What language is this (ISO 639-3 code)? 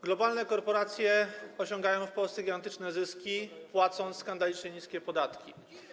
pol